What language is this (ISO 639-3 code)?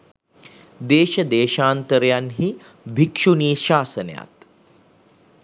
sin